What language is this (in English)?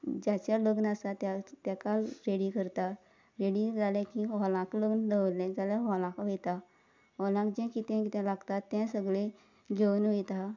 Konkani